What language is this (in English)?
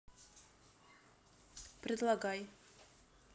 Russian